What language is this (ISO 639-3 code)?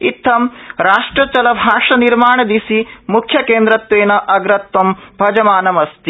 san